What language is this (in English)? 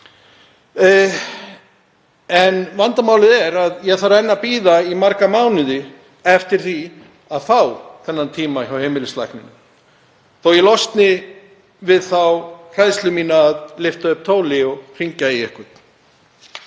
Icelandic